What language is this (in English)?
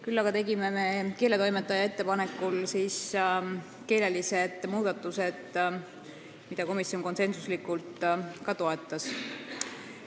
Estonian